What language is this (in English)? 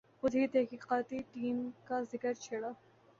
Urdu